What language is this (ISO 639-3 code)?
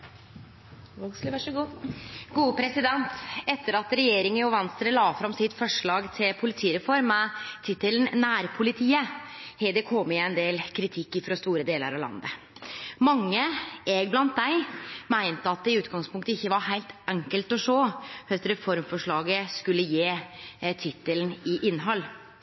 nno